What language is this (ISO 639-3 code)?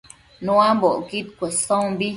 mcf